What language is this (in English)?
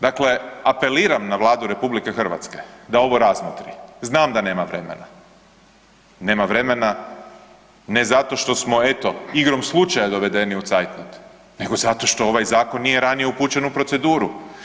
Croatian